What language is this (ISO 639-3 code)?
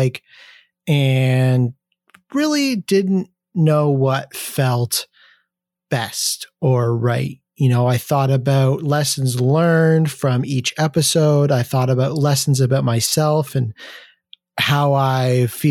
eng